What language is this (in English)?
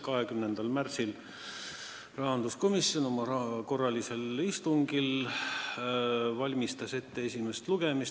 Estonian